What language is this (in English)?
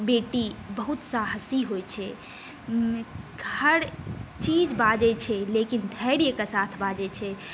Maithili